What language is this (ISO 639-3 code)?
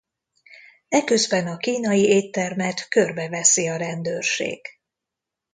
hun